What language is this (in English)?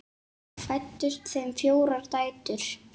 Icelandic